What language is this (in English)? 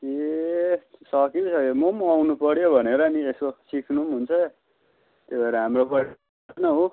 Nepali